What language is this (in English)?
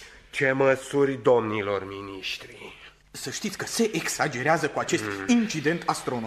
Romanian